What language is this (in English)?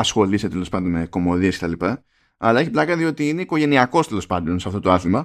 Greek